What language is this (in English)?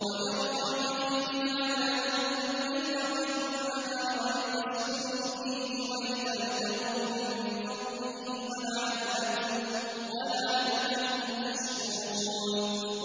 Arabic